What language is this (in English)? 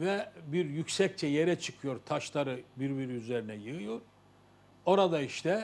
Turkish